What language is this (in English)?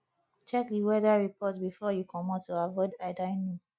Nigerian Pidgin